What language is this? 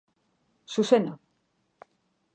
Basque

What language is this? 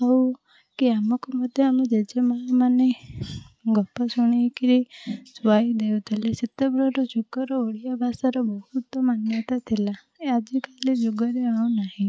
Odia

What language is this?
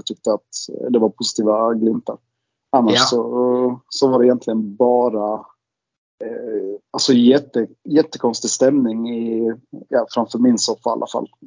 Swedish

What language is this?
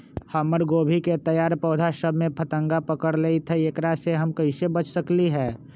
Magahi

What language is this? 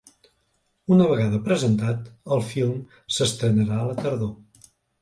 Catalan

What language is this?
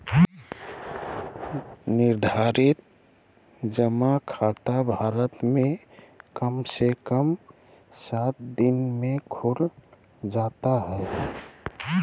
Magahi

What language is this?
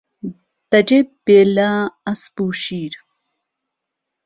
Central Kurdish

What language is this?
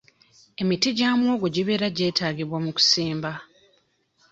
Ganda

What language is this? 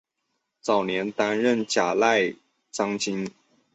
Chinese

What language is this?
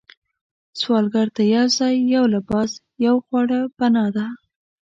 Pashto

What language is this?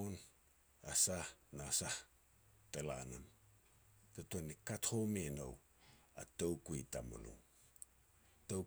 Petats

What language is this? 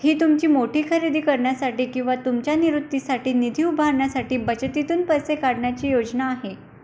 Marathi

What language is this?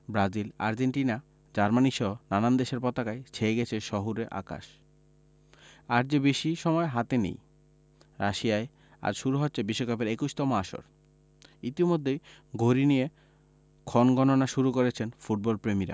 Bangla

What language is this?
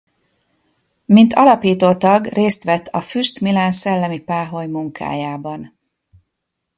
Hungarian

